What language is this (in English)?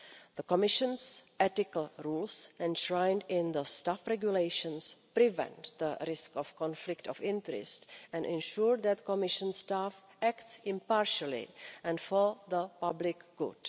English